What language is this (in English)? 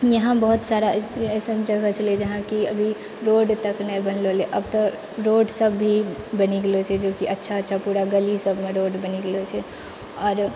Maithili